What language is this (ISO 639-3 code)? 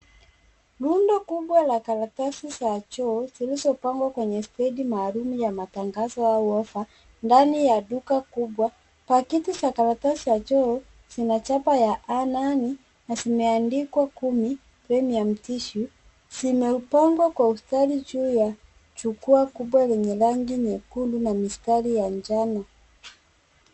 swa